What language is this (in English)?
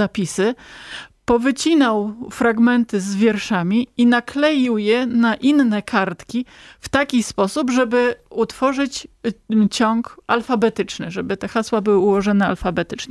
Polish